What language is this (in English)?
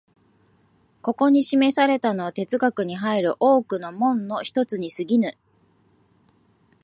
Japanese